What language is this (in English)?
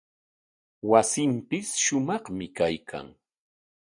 Corongo Ancash Quechua